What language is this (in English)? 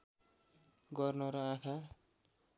Nepali